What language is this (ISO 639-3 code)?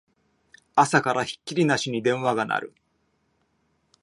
jpn